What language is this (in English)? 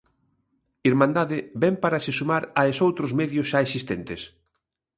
Galician